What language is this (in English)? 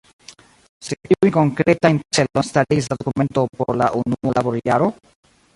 Esperanto